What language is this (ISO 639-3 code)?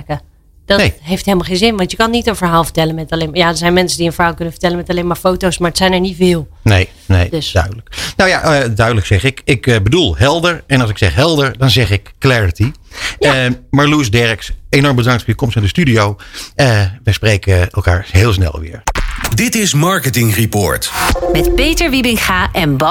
nld